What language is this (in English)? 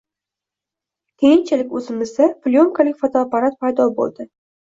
Uzbek